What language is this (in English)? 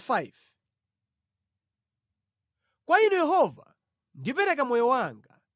Nyanja